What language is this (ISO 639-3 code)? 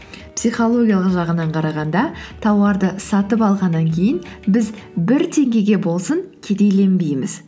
kaz